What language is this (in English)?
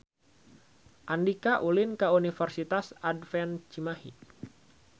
Sundanese